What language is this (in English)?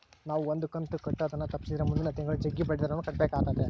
Kannada